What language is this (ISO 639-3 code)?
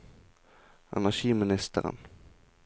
nor